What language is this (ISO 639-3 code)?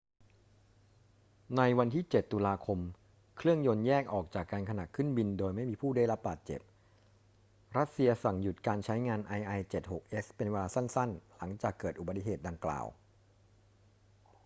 tha